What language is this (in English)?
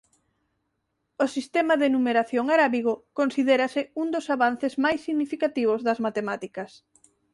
Galician